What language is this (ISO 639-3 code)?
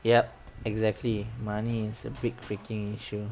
eng